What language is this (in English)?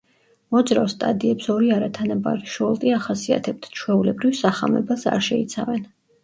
Georgian